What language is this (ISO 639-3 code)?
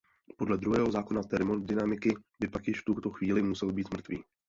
ces